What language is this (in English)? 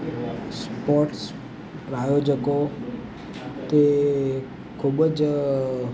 Gujarati